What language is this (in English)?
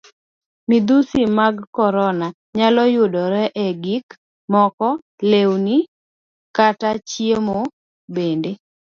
Luo (Kenya and Tanzania)